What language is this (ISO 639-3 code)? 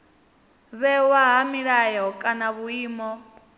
ven